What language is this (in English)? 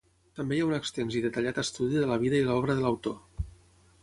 Catalan